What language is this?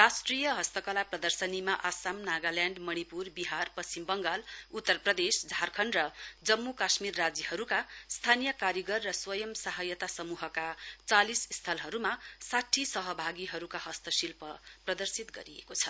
Nepali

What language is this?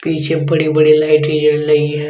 Hindi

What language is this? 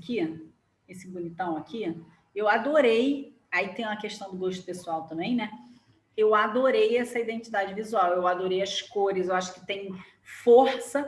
Portuguese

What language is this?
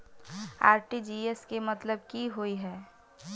Maithili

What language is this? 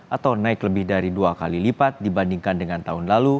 Indonesian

